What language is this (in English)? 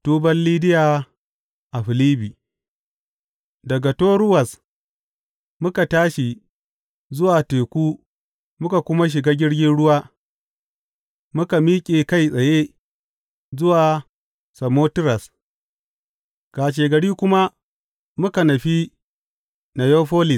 Hausa